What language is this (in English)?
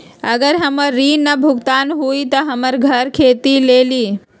Magahi